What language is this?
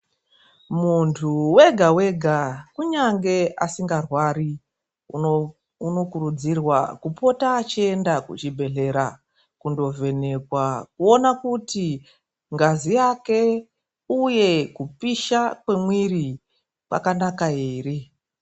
Ndau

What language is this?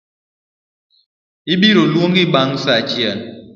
Luo (Kenya and Tanzania)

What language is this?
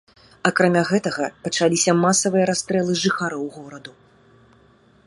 Belarusian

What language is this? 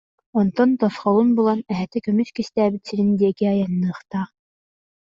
Yakut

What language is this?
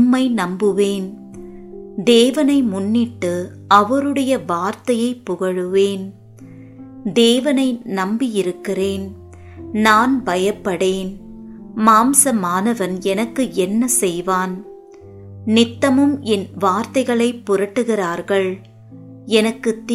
Tamil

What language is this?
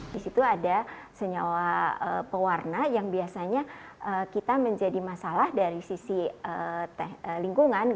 Indonesian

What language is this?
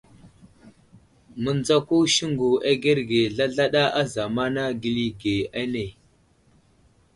Wuzlam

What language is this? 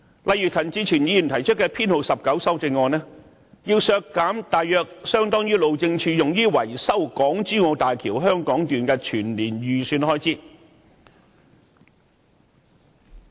Cantonese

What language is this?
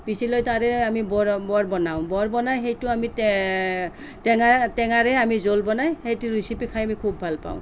Assamese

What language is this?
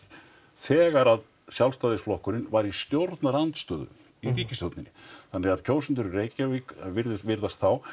Icelandic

